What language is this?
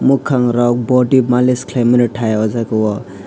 Kok Borok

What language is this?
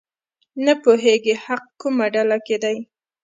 Pashto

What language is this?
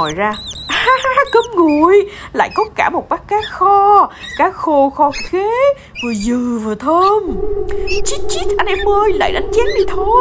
Vietnamese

